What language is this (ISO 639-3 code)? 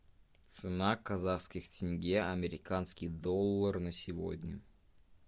rus